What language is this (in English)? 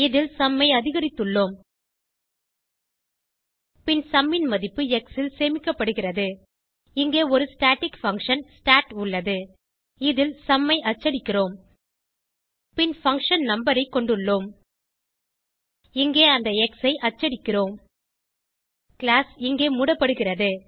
Tamil